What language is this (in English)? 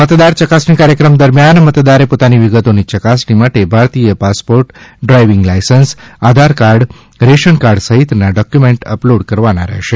Gujarati